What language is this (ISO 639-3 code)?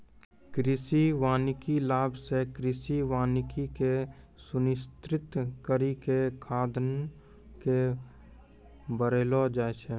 mai